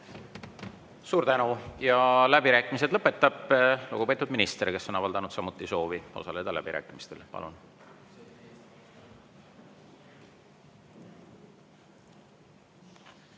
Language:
Estonian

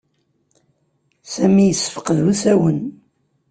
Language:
Kabyle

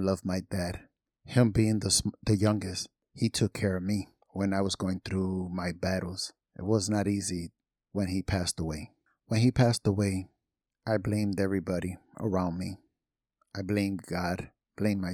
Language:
English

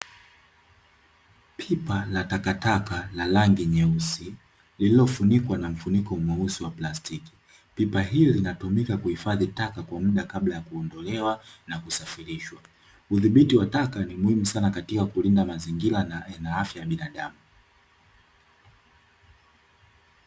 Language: Swahili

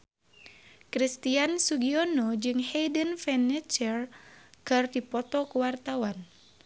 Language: Sundanese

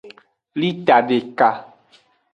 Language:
Aja (Benin)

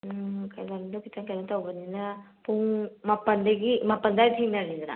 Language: Manipuri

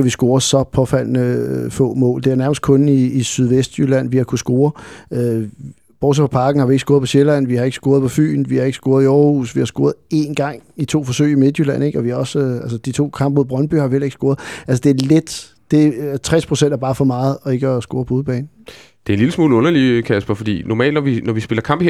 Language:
Danish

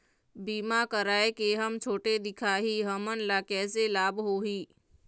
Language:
Chhattisgarhi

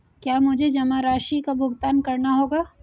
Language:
Hindi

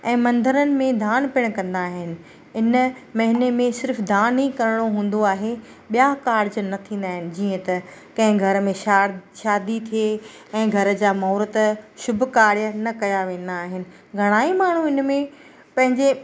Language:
Sindhi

